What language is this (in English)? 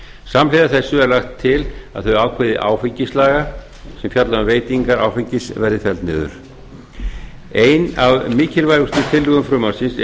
Icelandic